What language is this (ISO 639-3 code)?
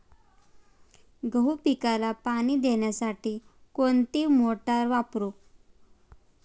mar